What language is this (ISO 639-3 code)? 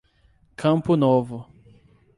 por